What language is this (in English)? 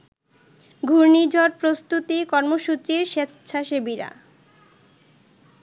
Bangla